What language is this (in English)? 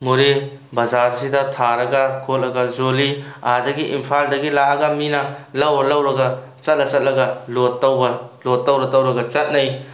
Manipuri